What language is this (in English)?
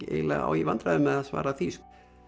Icelandic